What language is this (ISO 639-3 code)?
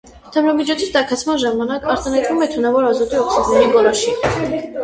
hye